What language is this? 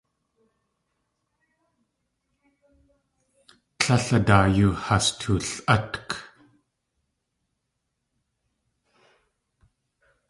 Tlingit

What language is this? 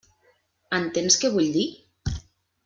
Catalan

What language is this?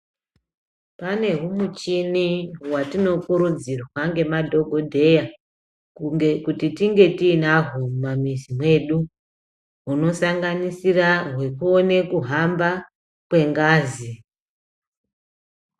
Ndau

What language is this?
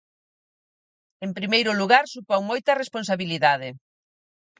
Galician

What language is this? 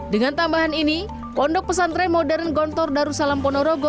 Indonesian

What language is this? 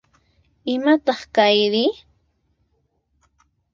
Puno Quechua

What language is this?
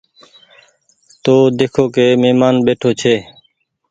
Goaria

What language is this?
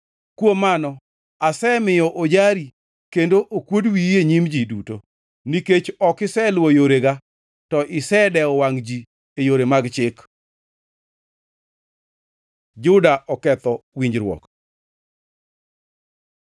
Luo (Kenya and Tanzania)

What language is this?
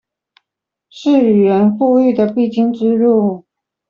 Chinese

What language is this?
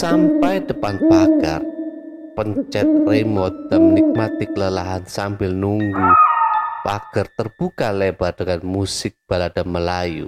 Indonesian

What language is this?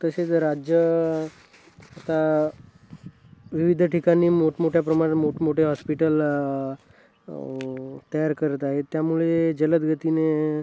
Marathi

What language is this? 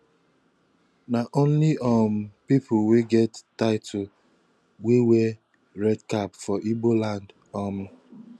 Nigerian Pidgin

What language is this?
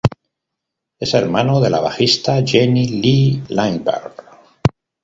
Spanish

